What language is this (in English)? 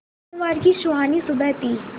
Hindi